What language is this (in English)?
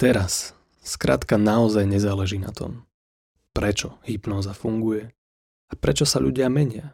Slovak